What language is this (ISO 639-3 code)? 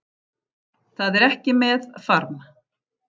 isl